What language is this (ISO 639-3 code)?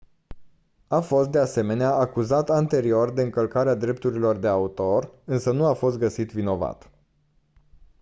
ron